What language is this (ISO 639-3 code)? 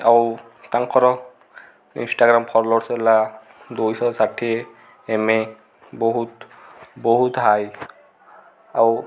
ori